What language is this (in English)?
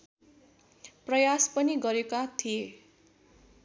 Nepali